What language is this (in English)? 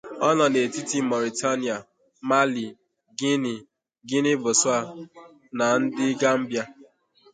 Igbo